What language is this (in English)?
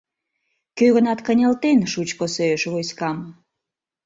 Mari